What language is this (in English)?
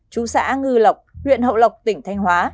Vietnamese